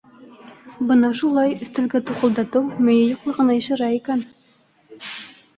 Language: Bashkir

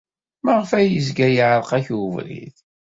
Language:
Kabyle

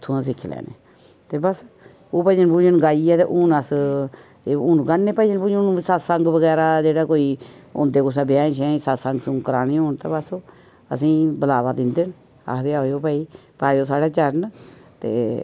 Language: Dogri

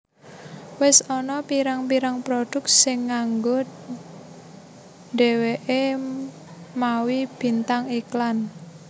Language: Javanese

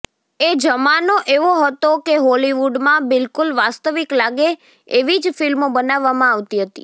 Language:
Gujarati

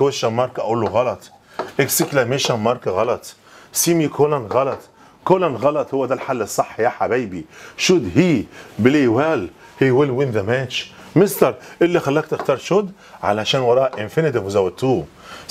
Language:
Arabic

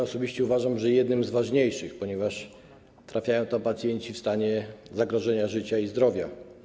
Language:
Polish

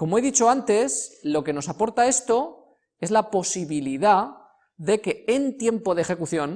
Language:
Spanish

